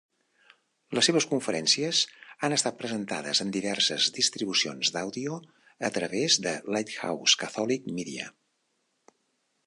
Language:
Catalan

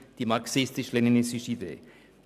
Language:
Swiss German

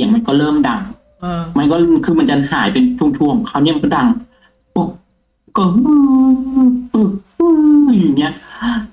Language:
Thai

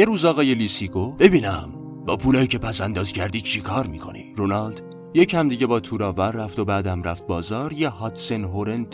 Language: Persian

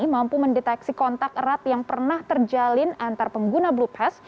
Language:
Indonesian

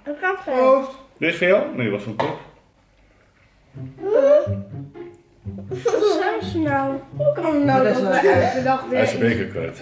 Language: Dutch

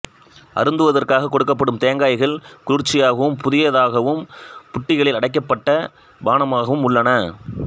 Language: Tamil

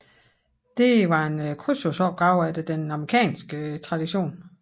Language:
Danish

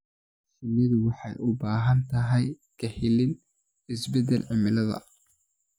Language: Somali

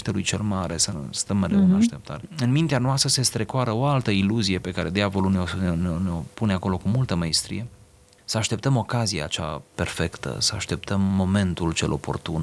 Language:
Romanian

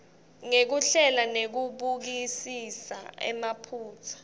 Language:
Swati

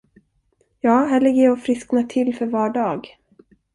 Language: Swedish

